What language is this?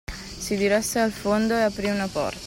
Italian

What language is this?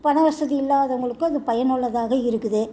Tamil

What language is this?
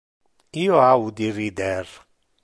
Interlingua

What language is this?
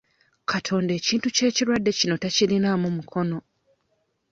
Ganda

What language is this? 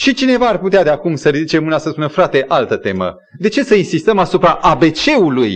Romanian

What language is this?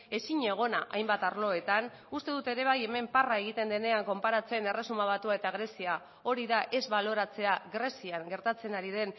Basque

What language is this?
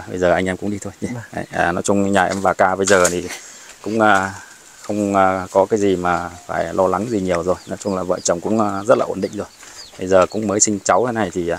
Vietnamese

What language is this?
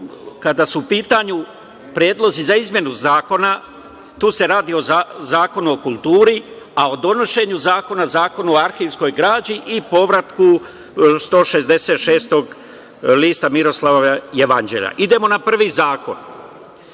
Serbian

